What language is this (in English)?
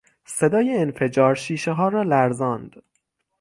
Persian